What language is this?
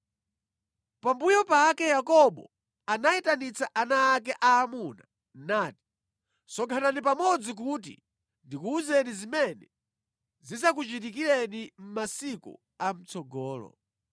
Nyanja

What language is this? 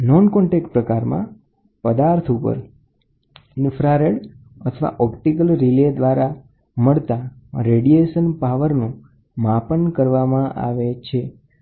Gujarati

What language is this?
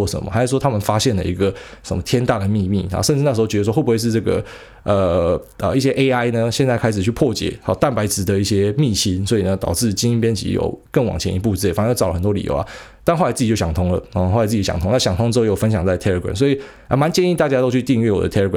Chinese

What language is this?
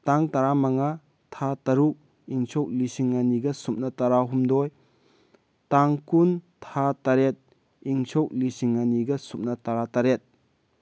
Manipuri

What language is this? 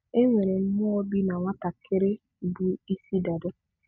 Igbo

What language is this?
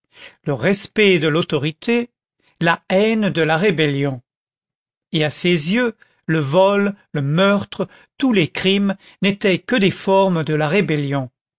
French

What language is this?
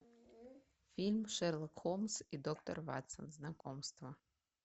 Russian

